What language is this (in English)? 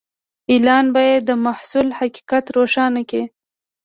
Pashto